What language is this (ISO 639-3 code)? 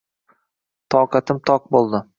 uzb